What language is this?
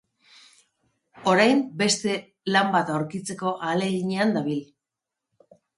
Basque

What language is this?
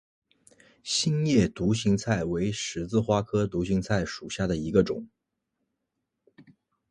Chinese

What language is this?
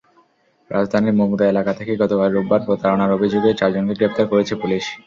Bangla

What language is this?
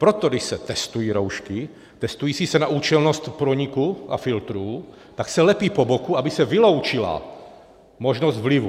Czech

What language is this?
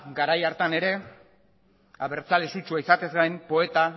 Basque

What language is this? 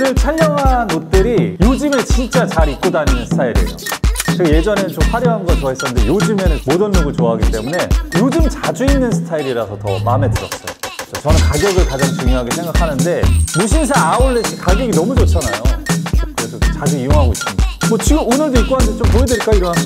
Korean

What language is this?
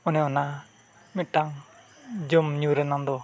Santali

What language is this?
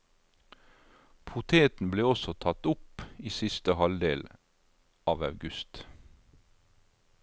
Norwegian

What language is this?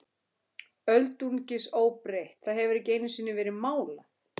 Icelandic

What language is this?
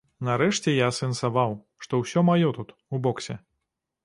Belarusian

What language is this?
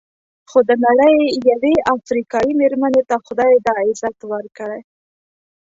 Pashto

